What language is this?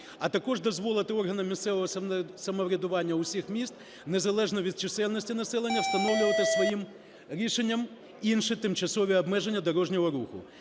Ukrainian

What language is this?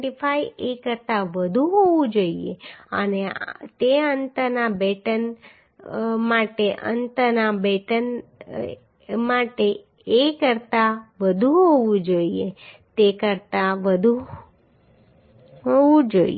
Gujarati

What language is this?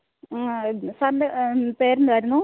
Malayalam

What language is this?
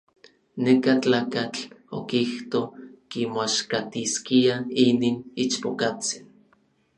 Orizaba Nahuatl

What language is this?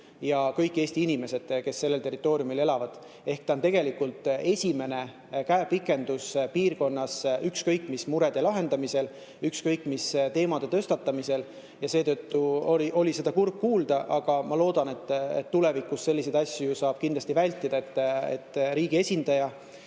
Estonian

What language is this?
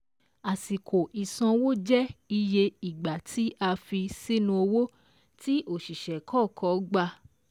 Yoruba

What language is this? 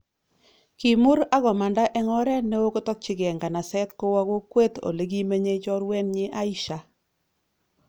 Kalenjin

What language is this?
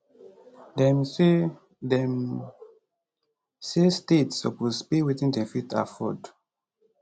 Nigerian Pidgin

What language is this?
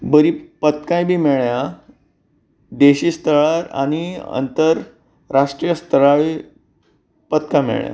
Konkani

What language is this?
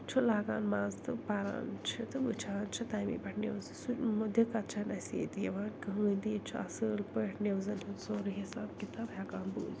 Kashmiri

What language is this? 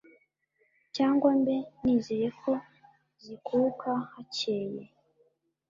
Kinyarwanda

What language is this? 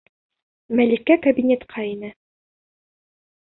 Bashkir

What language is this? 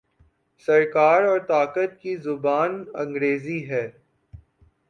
Urdu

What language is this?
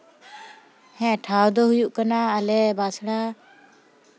Santali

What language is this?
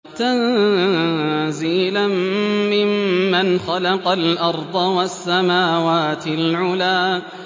Arabic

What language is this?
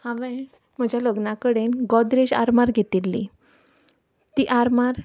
Konkani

